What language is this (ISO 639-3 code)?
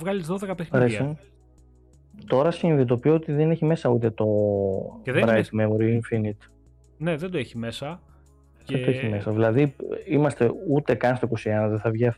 ell